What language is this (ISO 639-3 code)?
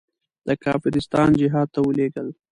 pus